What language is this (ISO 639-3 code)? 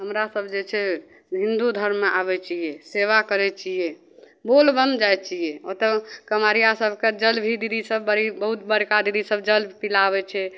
mai